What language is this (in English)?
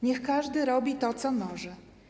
Polish